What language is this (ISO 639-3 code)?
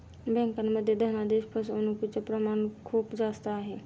mar